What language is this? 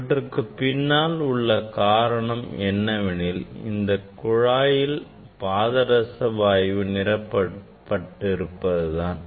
Tamil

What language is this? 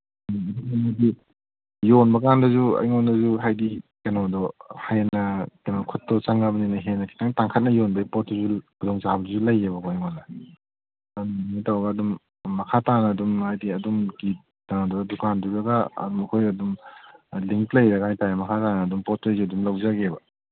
Manipuri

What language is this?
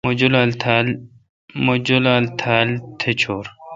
Kalkoti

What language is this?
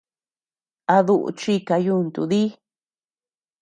Tepeuxila Cuicatec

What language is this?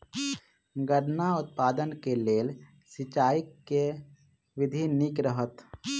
Maithili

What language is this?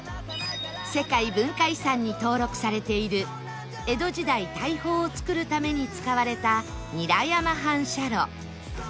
Japanese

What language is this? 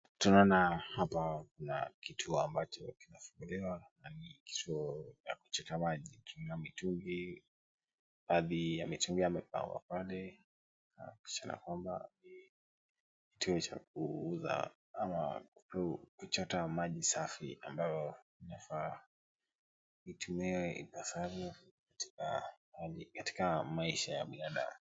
Swahili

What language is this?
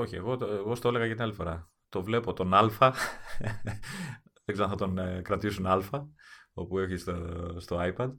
Greek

